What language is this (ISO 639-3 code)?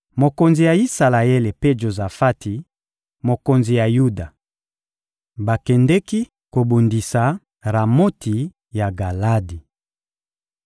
lin